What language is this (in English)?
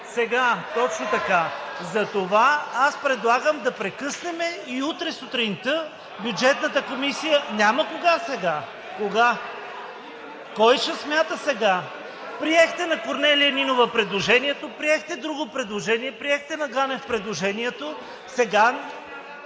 Bulgarian